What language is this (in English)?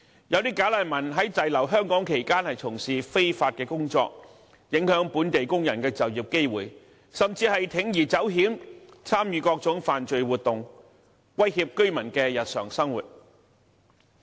Cantonese